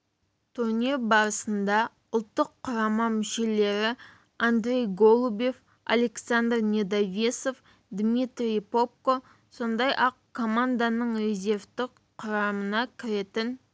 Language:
Kazakh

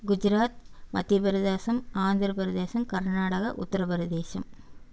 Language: Tamil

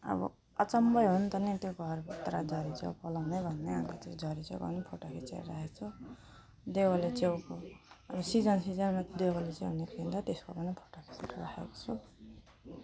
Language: Nepali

